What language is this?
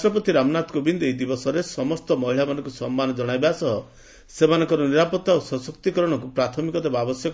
Odia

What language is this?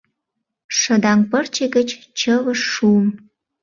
Mari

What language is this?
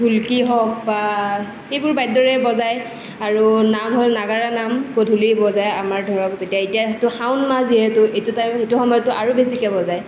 Assamese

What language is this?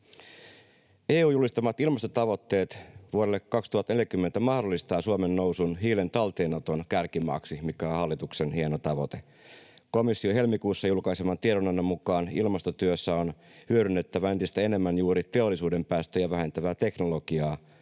Finnish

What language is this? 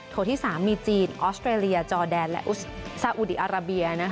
Thai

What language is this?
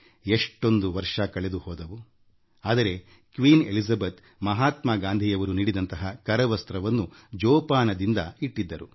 Kannada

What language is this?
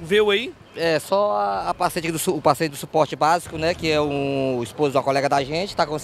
Portuguese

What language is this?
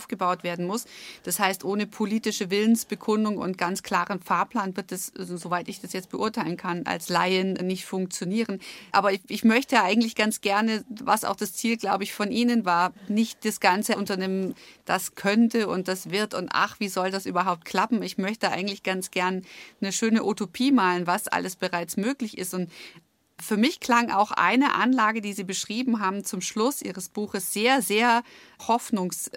German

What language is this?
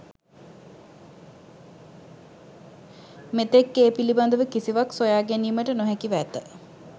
Sinhala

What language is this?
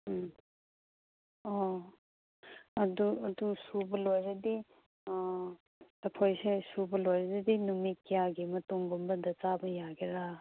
Manipuri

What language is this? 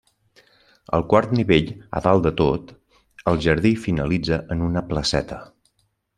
Catalan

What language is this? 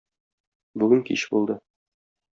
Tatar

